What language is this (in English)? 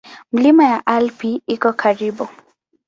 Swahili